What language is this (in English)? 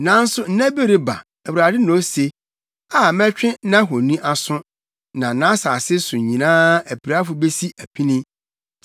Akan